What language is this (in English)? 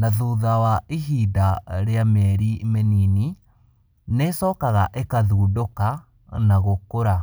Kikuyu